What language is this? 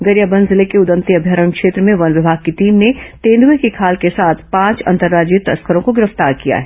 Hindi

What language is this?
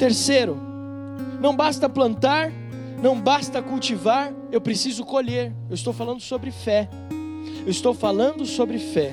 Portuguese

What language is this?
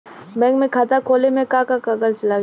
Bhojpuri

